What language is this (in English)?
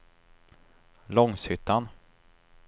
Swedish